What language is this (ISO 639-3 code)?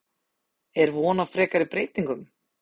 isl